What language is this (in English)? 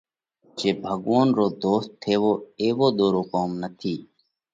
Parkari Koli